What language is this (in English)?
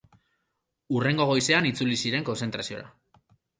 Basque